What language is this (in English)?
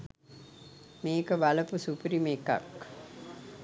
Sinhala